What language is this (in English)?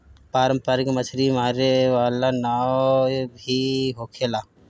Bhojpuri